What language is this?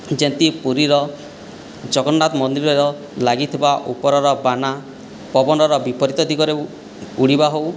Odia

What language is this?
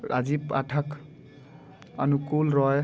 Hindi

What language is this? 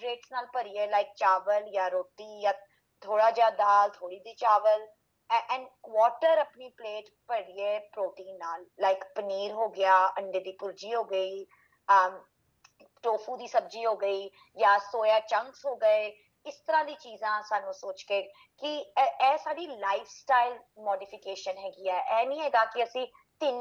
Punjabi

